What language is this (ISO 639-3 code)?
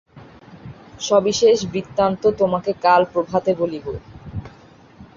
ben